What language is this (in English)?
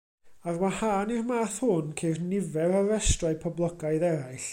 Welsh